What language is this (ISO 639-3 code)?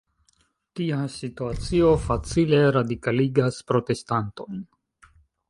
epo